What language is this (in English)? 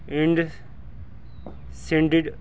Punjabi